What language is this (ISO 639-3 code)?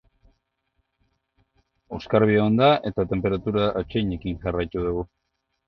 eus